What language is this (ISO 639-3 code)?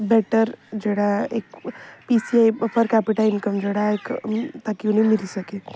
doi